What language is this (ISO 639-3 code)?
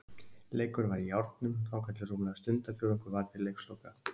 isl